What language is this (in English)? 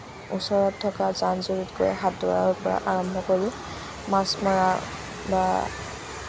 Assamese